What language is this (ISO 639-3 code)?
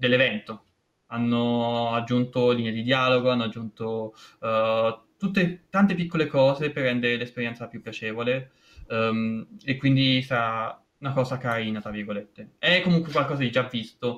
ita